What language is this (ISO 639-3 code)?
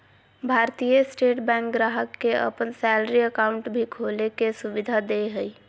mag